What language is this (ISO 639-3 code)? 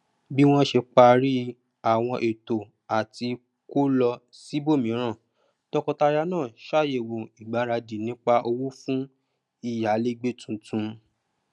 yor